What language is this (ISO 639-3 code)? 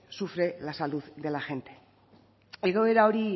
spa